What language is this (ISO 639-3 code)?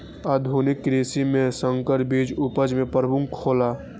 mai